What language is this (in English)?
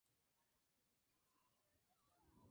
Spanish